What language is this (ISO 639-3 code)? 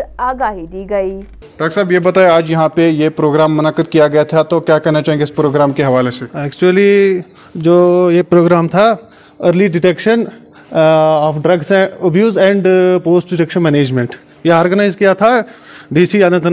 urd